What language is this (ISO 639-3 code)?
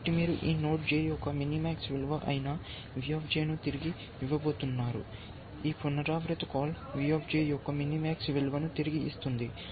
tel